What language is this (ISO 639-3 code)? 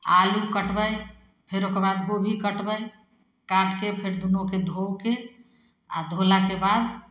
mai